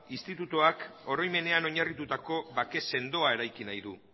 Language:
Basque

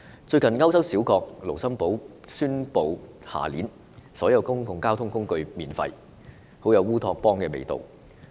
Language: Cantonese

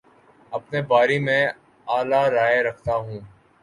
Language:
Urdu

